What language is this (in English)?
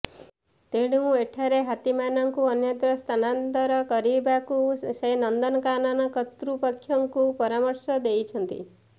Odia